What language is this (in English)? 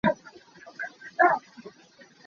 Hakha Chin